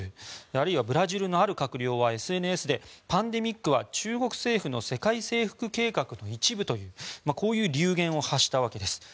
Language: Japanese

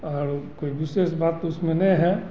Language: Hindi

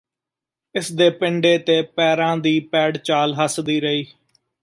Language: Punjabi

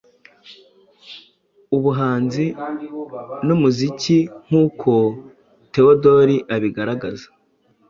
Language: Kinyarwanda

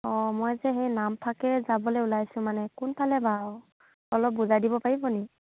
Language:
Assamese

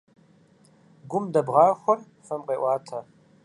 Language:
Kabardian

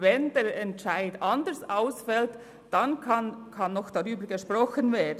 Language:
Swiss German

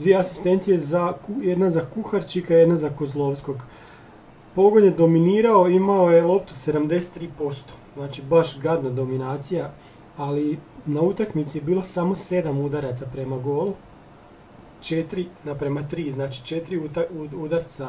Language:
Croatian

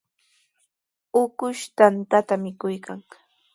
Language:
Sihuas Ancash Quechua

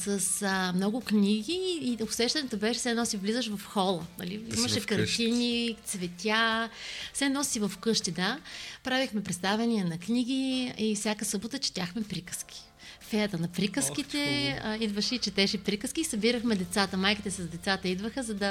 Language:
Bulgarian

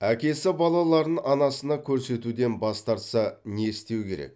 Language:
Kazakh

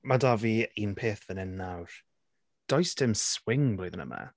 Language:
Welsh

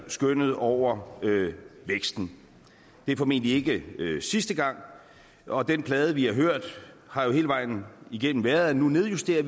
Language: Danish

